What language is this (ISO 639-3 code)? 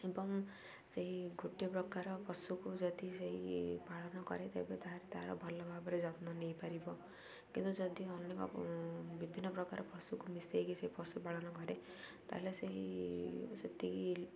ori